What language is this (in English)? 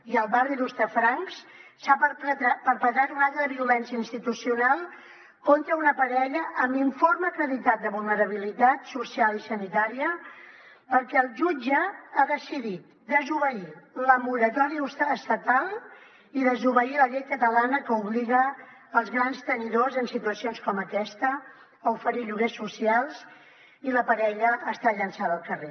Catalan